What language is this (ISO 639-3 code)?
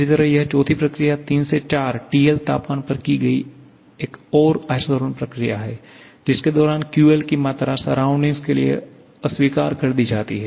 hin